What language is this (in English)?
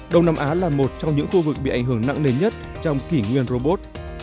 Vietnamese